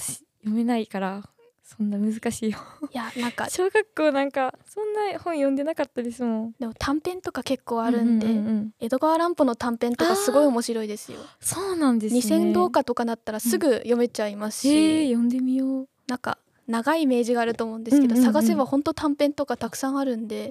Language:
Japanese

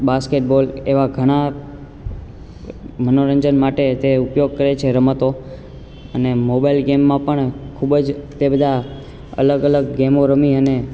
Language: Gujarati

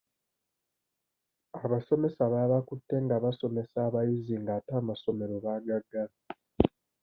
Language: Ganda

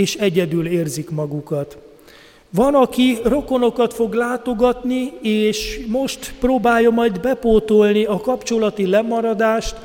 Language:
Hungarian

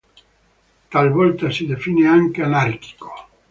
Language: Italian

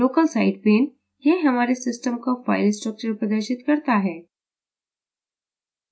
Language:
Hindi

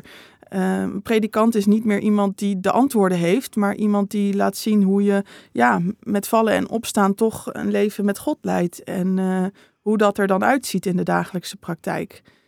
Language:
Dutch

